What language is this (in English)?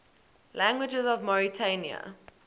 English